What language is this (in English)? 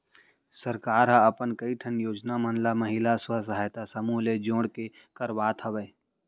Chhattisgarhi